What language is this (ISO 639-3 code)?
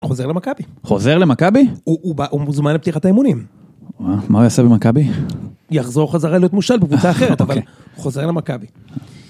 heb